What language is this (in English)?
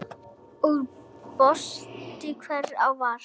Icelandic